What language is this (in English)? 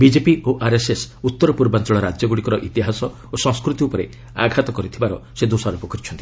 Odia